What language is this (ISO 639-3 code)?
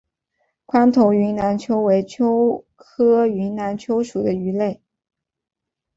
zho